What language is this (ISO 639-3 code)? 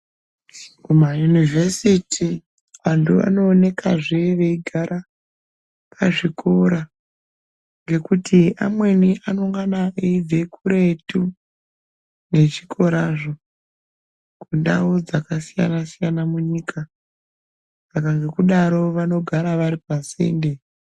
ndc